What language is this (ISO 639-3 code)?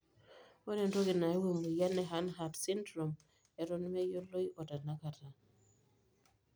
mas